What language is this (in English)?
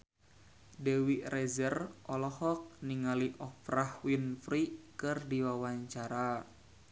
Sundanese